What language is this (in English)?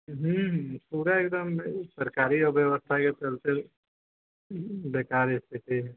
Maithili